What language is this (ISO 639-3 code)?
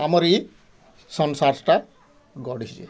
ori